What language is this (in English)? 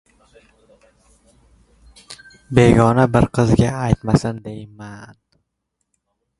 Uzbek